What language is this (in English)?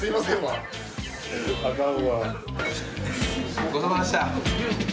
Japanese